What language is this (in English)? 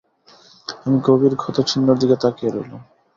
Bangla